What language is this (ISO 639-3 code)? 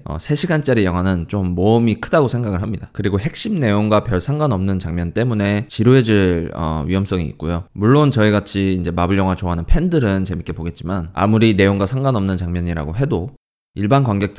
kor